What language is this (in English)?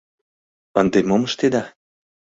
Mari